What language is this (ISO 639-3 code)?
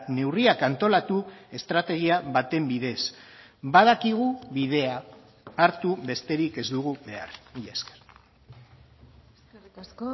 eus